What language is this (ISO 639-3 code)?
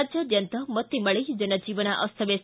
kan